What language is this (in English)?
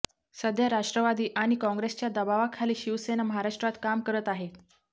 Marathi